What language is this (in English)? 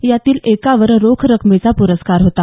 Marathi